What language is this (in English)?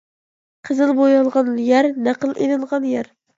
Uyghur